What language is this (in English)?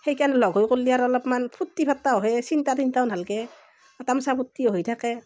Assamese